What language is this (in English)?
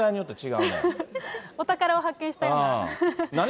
Japanese